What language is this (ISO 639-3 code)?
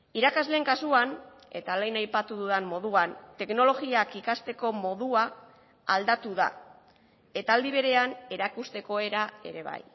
eus